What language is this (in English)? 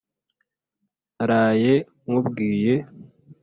Kinyarwanda